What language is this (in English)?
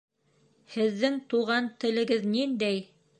Bashkir